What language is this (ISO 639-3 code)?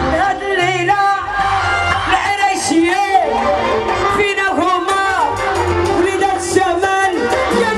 ara